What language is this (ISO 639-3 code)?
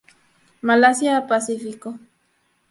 spa